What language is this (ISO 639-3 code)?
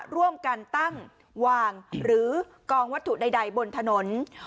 tha